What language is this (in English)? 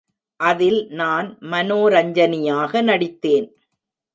Tamil